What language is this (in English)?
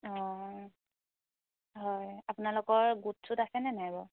Assamese